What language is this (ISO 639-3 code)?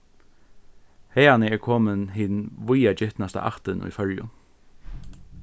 fao